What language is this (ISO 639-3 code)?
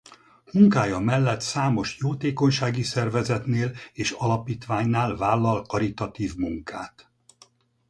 hun